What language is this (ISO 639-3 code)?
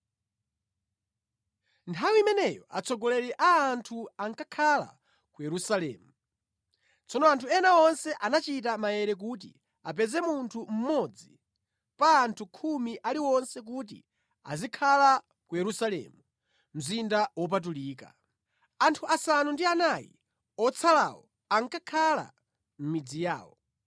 nya